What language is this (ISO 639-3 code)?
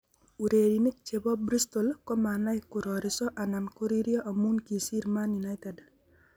kln